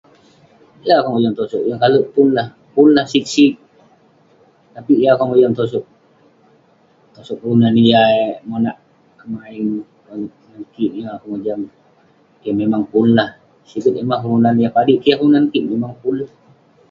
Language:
Western Penan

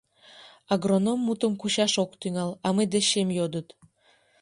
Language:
Mari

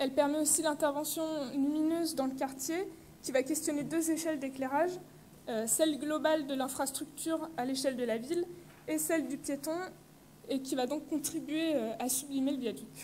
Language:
French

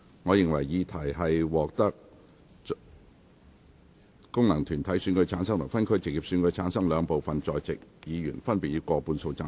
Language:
Cantonese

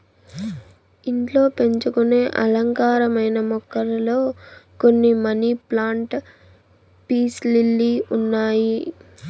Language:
Telugu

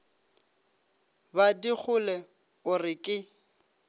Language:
Northern Sotho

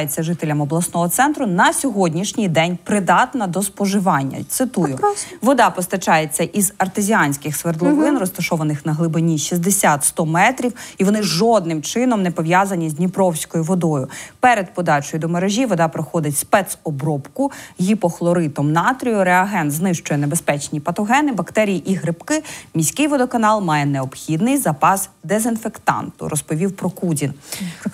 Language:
Ukrainian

